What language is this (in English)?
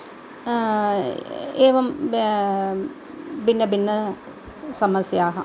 Sanskrit